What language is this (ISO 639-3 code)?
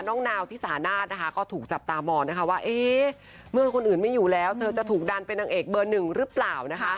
tha